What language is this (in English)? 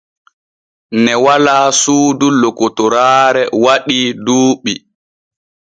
Borgu Fulfulde